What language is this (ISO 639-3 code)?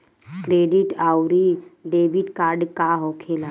bho